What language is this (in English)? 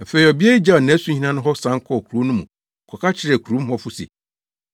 Akan